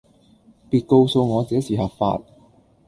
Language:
Cantonese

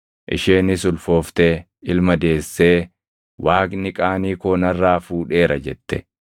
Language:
Oromo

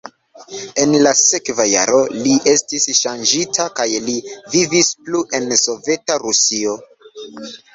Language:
Esperanto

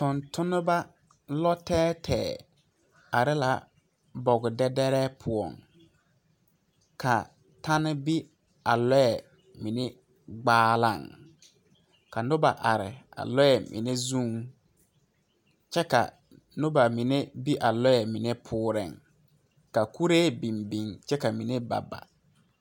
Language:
Southern Dagaare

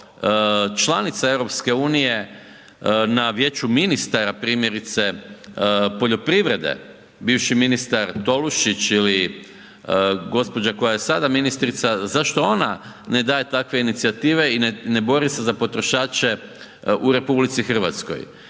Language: Croatian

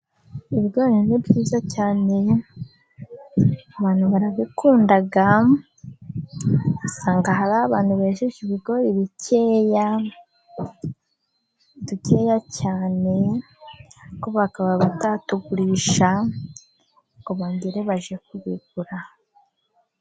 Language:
Kinyarwanda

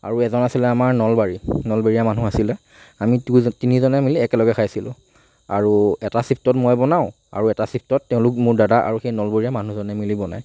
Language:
Assamese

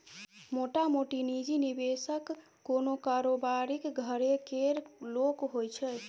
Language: Maithili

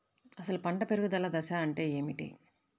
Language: Telugu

